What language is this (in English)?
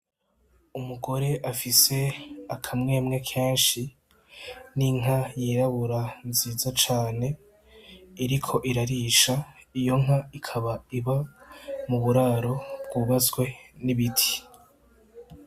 Rundi